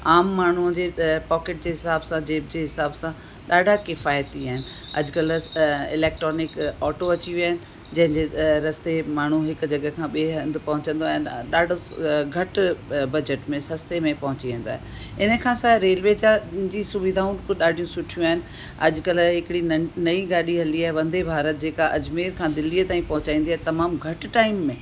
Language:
Sindhi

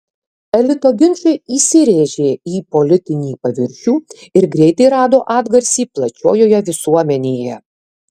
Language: Lithuanian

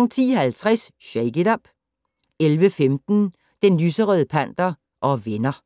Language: Danish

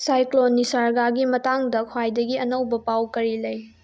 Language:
Manipuri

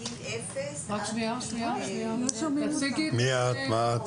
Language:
Hebrew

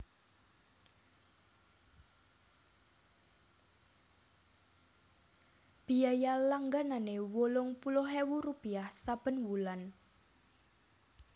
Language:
Javanese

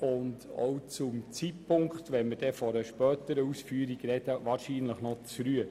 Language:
Swiss German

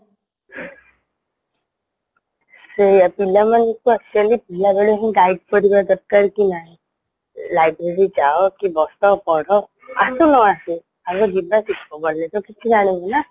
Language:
Odia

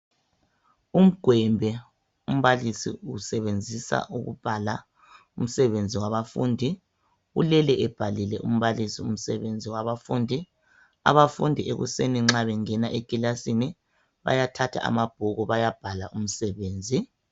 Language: North Ndebele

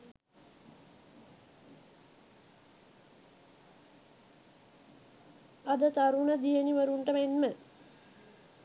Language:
Sinhala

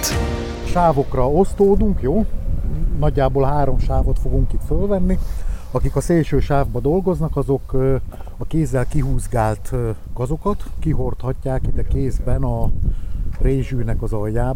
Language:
Hungarian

